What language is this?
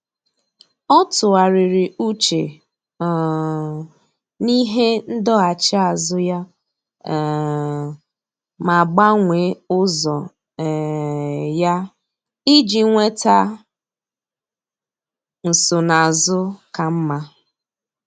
Igbo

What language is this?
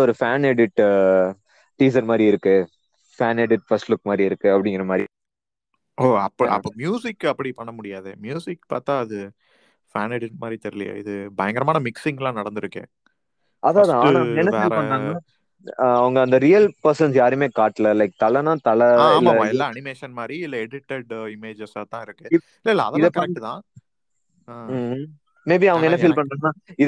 Tamil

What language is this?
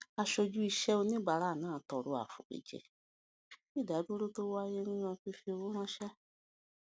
Yoruba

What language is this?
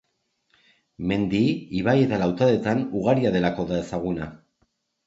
Basque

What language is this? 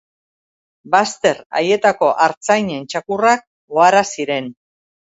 Basque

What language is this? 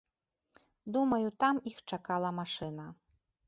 Belarusian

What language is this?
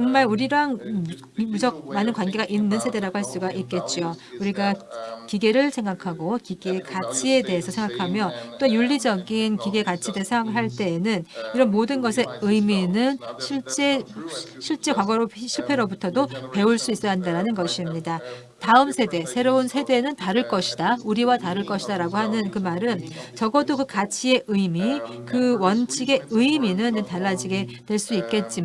Korean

